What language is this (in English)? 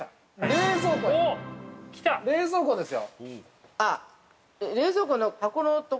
Japanese